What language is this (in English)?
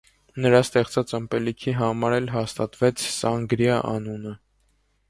Armenian